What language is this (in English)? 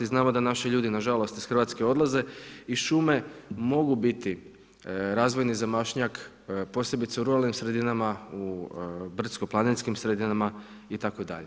Croatian